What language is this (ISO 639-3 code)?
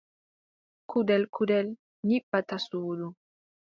fub